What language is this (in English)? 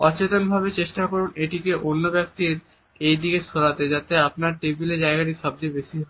Bangla